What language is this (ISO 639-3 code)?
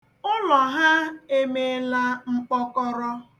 ibo